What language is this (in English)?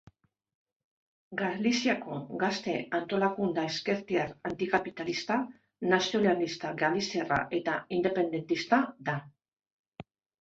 Basque